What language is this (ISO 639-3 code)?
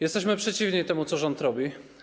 pol